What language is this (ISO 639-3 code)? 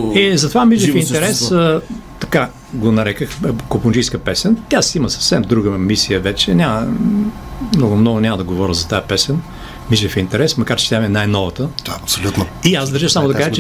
bul